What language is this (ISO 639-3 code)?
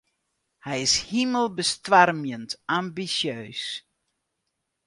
fry